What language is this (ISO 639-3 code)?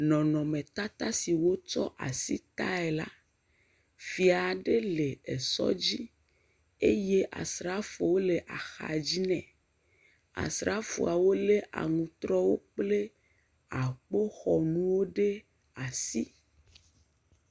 ewe